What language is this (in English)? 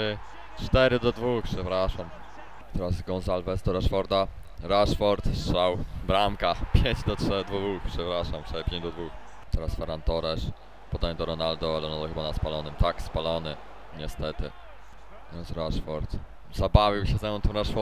Polish